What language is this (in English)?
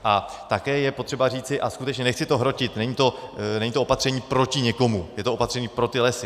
Czech